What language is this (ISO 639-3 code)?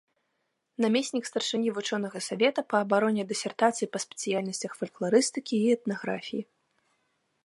bel